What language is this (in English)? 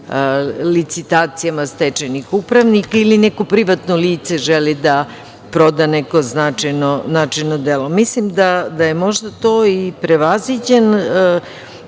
Serbian